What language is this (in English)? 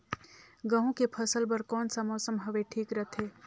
Chhattisgarhi